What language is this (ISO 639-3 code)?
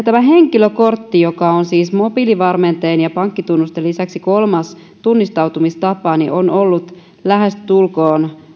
fin